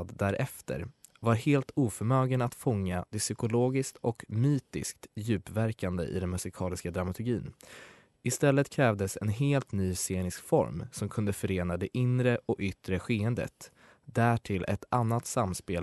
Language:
Swedish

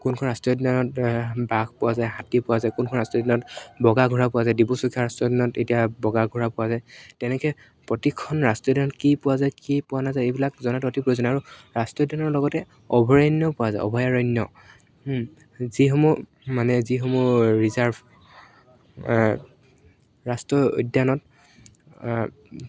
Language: Assamese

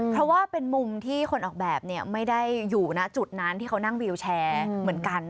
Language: Thai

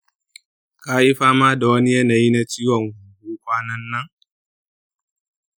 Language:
Hausa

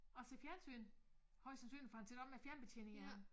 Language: Danish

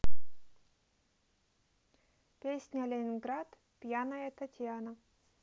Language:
Russian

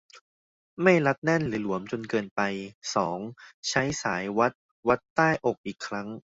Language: Thai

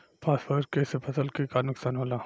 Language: Bhojpuri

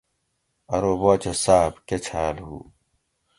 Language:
Gawri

